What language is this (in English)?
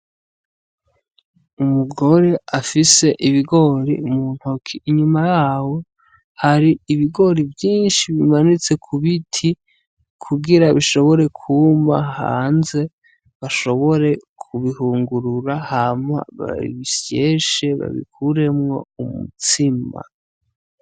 Rundi